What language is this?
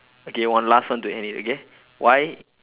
English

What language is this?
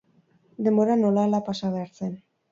Basque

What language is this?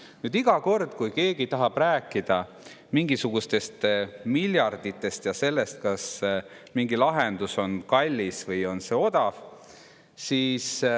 Estonian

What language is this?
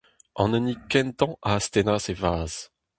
Breton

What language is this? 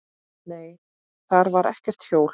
Icelandic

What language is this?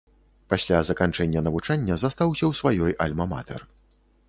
Belarusian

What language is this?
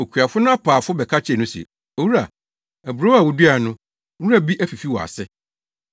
Akan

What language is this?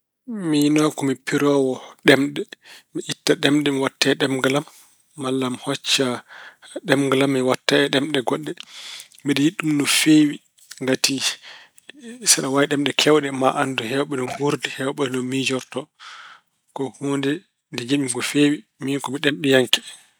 Fula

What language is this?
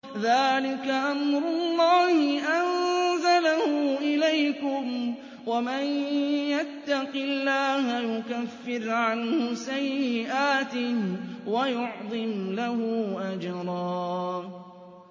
Arabic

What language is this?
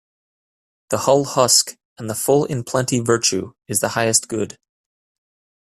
English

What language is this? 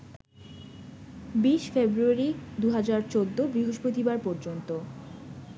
Bangla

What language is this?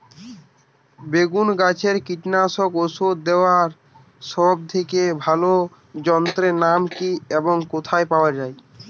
Bangla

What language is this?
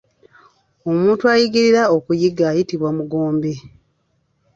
Ganda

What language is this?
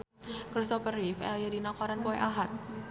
Sundanese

